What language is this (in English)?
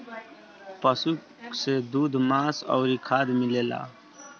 Bhojpuri